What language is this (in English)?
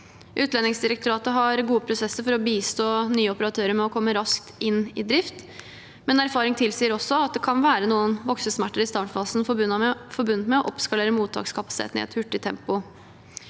Norwegian